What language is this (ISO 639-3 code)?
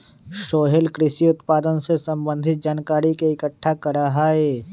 mag